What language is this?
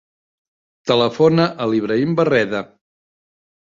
Catalan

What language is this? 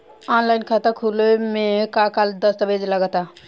Bhojpuri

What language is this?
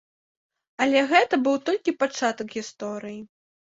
Belarusian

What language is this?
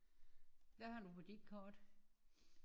Danish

